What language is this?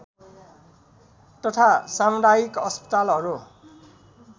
Nepali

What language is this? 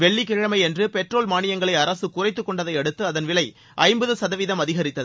Tamil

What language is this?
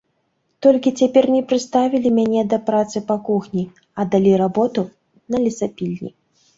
Belarusian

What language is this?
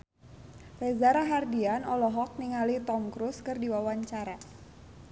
Sundanese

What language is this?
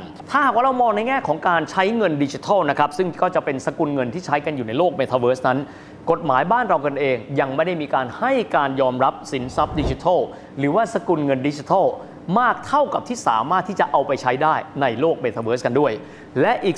Thai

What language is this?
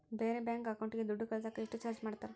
Kannada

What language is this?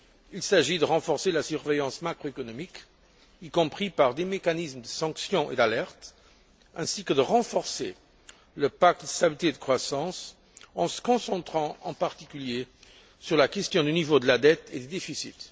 French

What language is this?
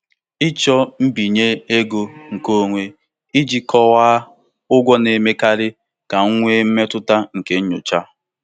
Igbo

